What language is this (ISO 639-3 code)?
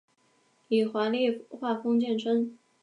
zho